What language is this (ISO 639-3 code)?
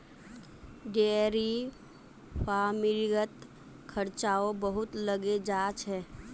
mag